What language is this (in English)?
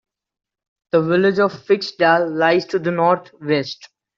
English